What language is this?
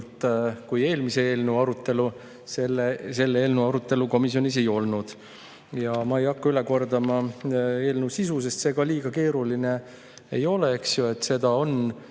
Estonian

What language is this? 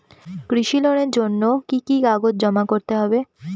Bangla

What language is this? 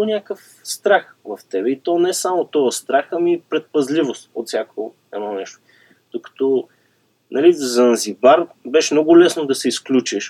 Bulgarian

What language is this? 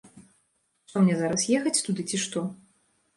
Belarusian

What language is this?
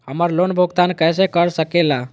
Magahi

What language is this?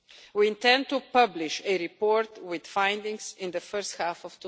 English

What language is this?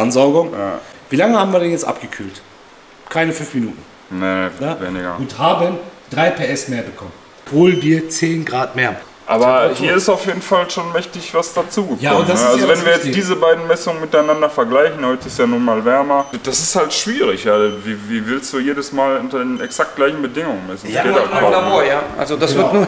German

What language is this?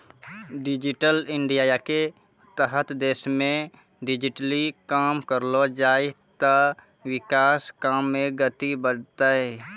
Maithili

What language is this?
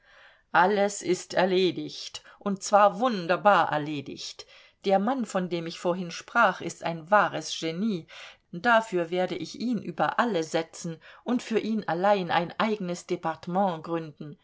German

